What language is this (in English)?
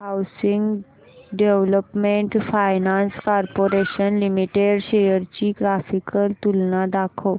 Marathi